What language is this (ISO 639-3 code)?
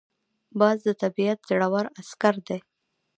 pus